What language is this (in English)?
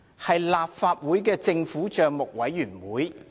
Cantonese